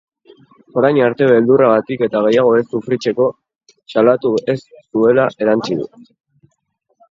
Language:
Basque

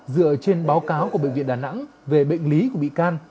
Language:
Vietnamese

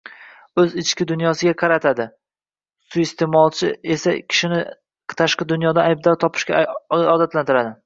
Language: Uzbek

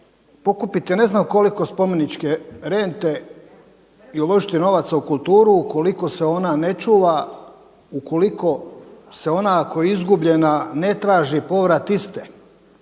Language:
Croatian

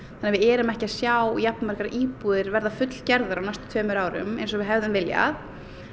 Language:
Icelandic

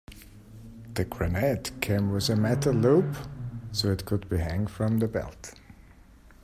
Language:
English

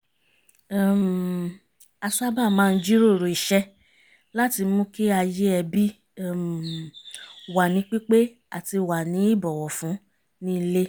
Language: Yoruba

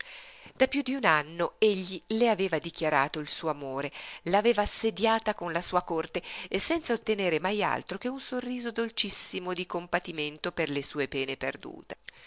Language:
Italian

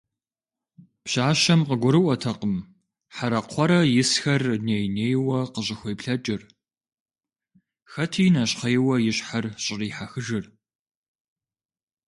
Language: Kabardian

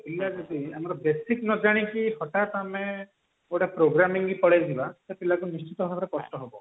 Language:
Odia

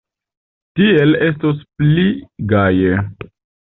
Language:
Esperanto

